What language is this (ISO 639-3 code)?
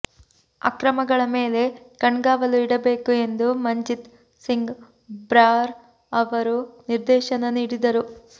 kan